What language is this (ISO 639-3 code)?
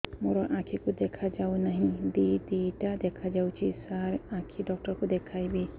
ori